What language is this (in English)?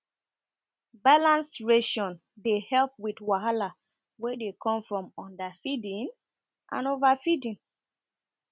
Nigerian Pidgin